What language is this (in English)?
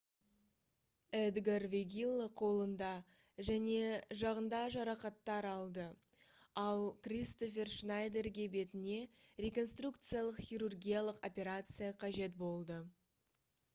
Kazakh